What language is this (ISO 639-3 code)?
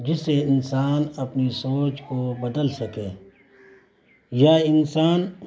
urd